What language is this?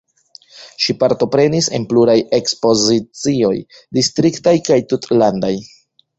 Esperanto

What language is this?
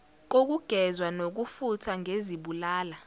Zulu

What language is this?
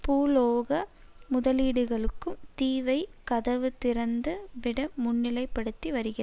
Tamil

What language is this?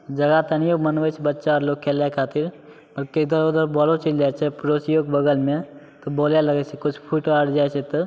Maithili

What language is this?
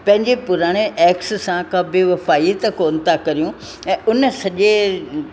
Sindhi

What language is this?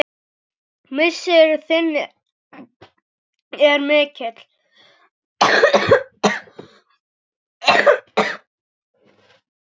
Icelandic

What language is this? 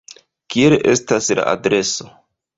Esperanto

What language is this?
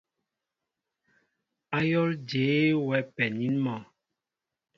Mbo (Cameroon)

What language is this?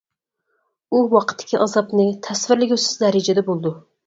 Uyghur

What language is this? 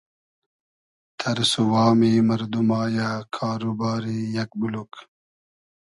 Hazaragi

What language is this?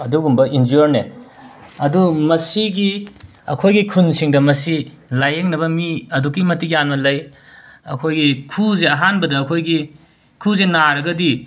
Manipuri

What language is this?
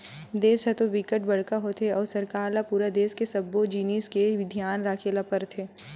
Chhattisgarhi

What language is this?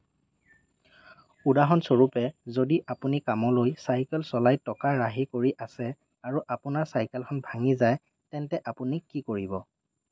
Assamese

